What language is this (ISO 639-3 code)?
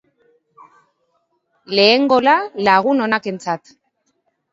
eus